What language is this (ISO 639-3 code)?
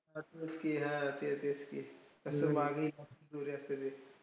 mar